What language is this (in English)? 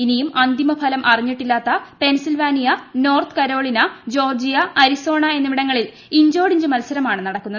Malayalam